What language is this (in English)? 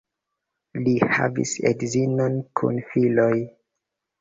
Esperanto